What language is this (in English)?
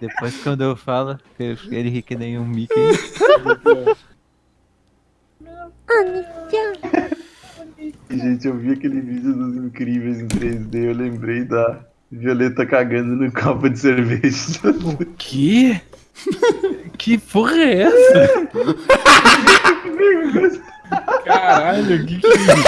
Portuguese